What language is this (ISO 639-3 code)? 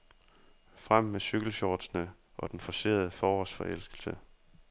dan